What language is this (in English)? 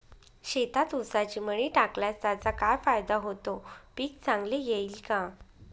Marathi